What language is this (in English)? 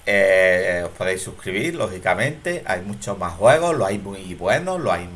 Spanish